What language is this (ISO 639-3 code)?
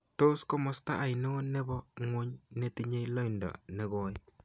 kln